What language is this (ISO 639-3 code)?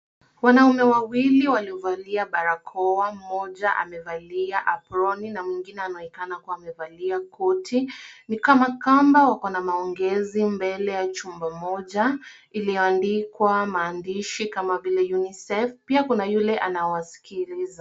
swa